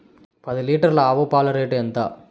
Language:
Telugu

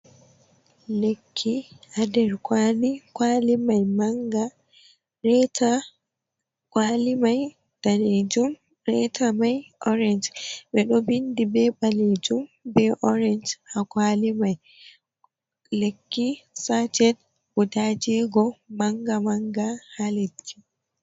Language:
Fula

